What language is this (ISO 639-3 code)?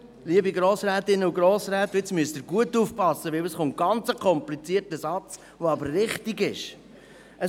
gsw